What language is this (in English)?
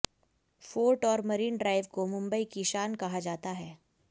Hindi